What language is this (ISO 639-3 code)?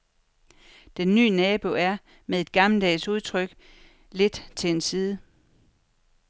dan